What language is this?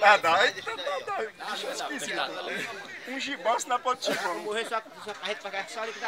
Portuguese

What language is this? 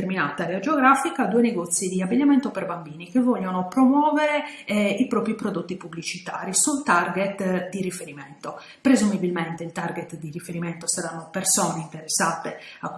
Italian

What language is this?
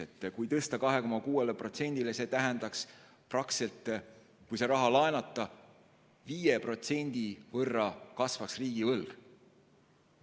Estonian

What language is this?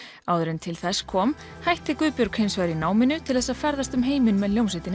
Icelandic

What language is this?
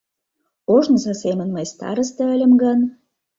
Mari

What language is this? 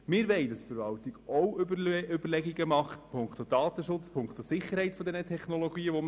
Swiss German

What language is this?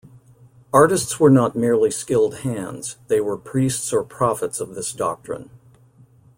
English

